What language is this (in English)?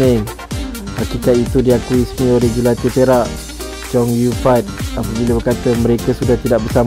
Malay